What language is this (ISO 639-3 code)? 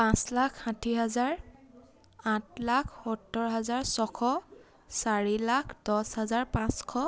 asm